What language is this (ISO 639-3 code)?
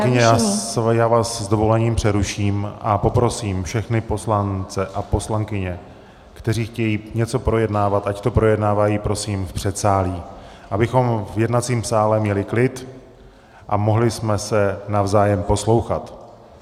ces